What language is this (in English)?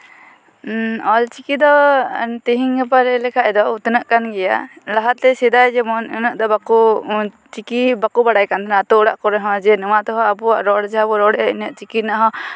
Santali